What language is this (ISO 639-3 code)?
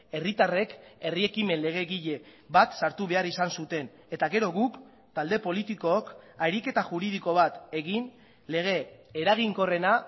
eus